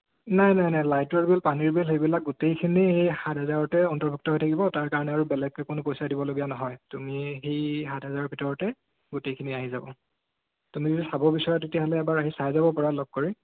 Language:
Assamese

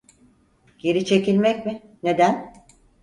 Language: Turkish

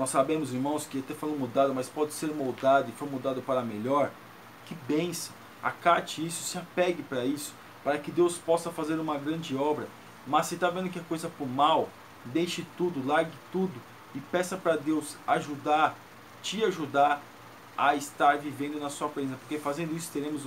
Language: Portuguese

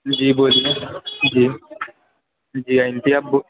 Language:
Urdu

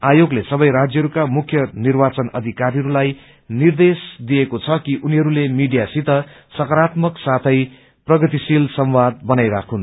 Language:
Nepali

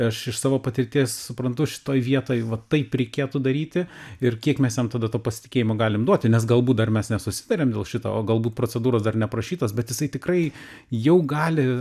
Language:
Lithuanian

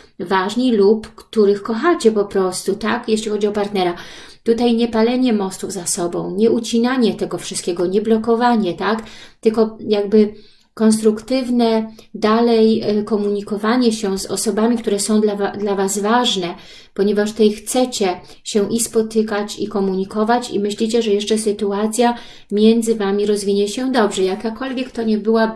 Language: Polish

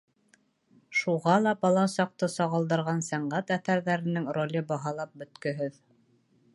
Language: Bashkir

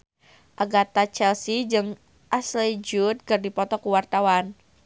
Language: Sundanese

